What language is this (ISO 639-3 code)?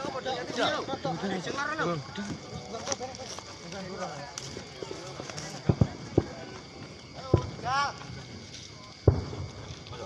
ind